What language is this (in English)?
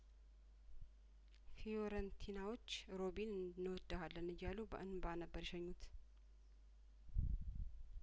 Amharic